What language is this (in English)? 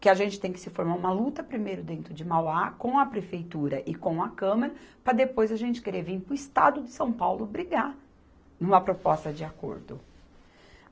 Portuguese